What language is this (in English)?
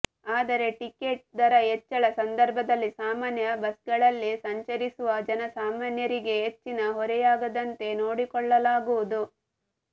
Kannada